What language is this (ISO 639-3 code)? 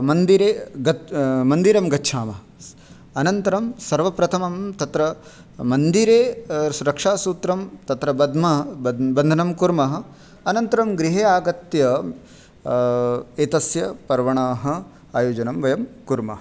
san